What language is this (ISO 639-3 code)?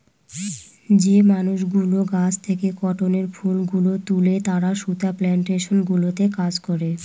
ben